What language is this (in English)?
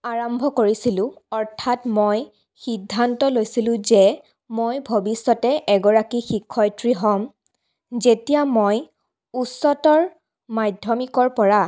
Assamese